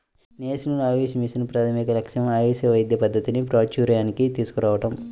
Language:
Telugu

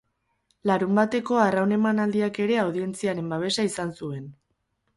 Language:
Basque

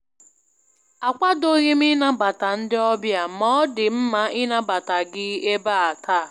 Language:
Igbo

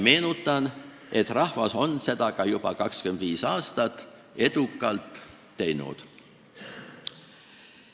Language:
Estonian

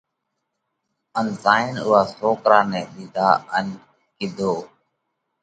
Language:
Parkari Koli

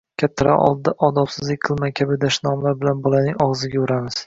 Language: Uzbek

